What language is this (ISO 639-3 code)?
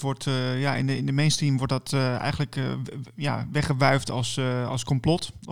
nld